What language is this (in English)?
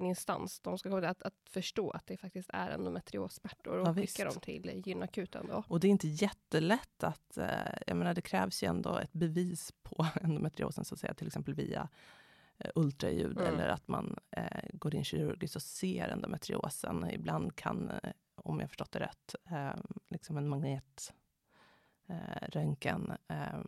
Swedish